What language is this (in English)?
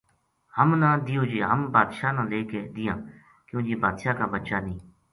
Gujari